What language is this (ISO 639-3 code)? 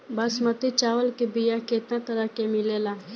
bho